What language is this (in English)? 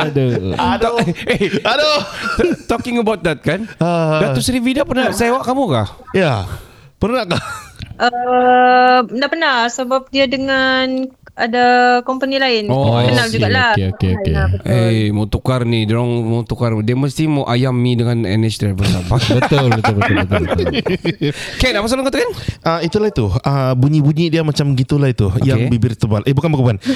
Malay